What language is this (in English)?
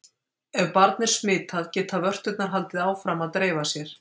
Icelandic